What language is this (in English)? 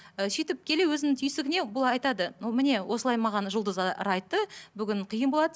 Kazakh